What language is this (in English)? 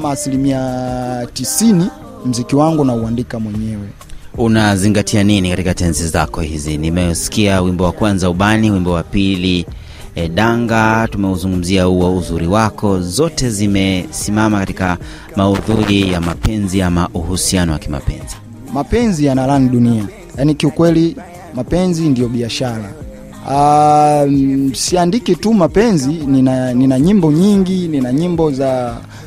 Swahili